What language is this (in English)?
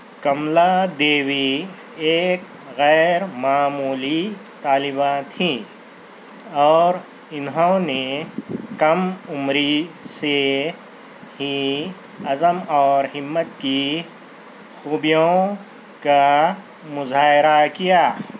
Urdu